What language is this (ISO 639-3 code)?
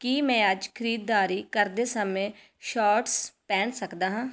pan